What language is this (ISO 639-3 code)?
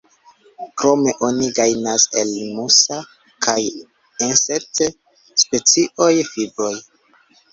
epo